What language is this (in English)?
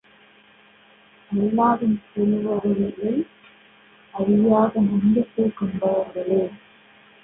Tamil